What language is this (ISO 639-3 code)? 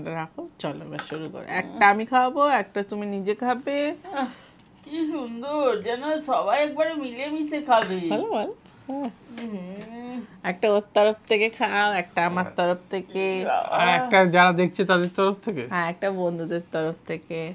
ben